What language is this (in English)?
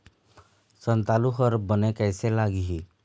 Chhattisgarhi